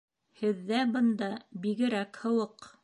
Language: Bashkir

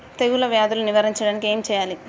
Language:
Telugu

